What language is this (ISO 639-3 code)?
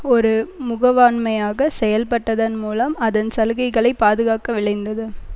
tam